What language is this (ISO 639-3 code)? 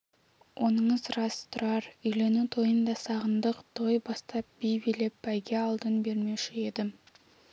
kaz